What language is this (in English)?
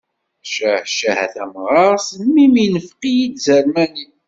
Kabyle